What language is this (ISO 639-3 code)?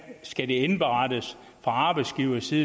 dan